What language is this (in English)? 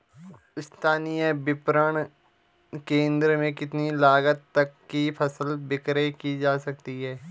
Hindi